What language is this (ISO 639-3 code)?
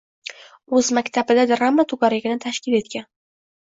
uzb